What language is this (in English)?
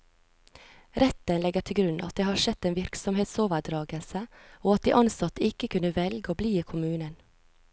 Norwegian